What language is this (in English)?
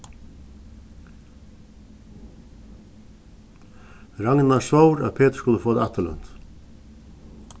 Faroese